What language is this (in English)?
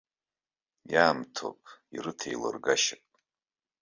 Abkhazian